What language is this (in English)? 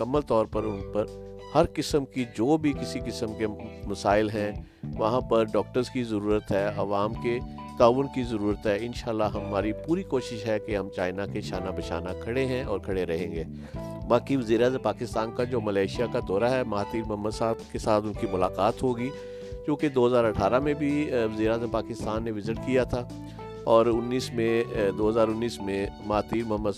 Urdu